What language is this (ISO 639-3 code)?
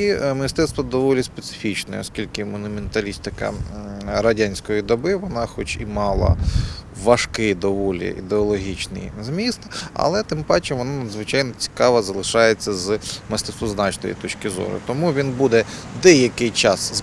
ukr